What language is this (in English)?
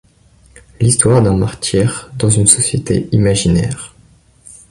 French